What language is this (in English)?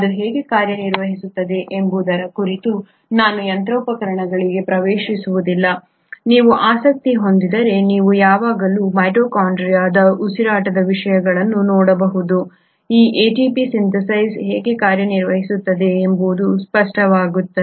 Kannada